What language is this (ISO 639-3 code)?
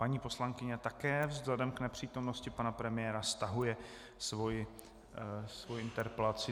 ces